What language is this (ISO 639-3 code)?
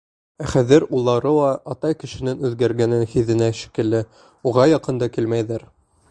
bak